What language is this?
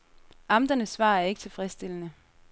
Danish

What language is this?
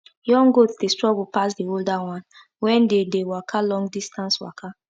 Nigerian Pidgin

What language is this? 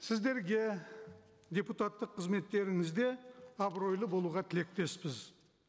Kazakh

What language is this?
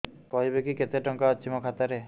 Odia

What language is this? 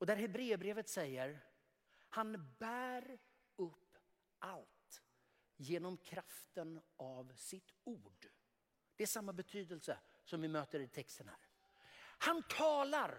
Swedish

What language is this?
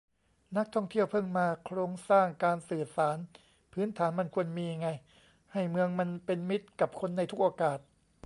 Thai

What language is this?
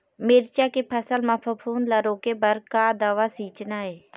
Chhattisgarhi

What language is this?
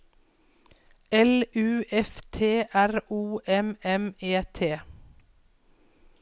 Norwegian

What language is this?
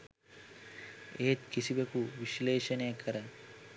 Sinhala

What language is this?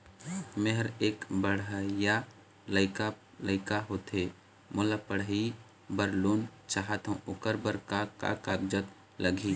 Chhattisgarhi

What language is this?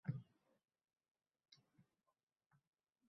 Uzbek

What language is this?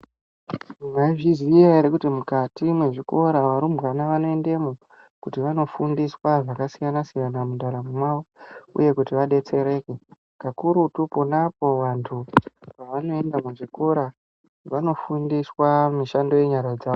Ndau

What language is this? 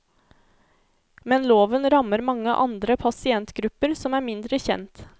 Norwegian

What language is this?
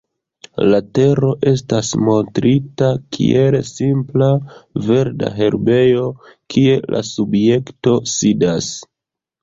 Esperanto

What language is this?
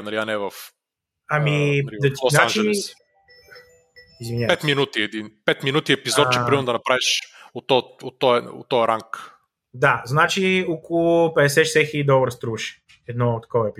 Bulgarian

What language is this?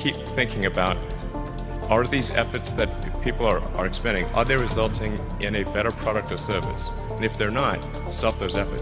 Italian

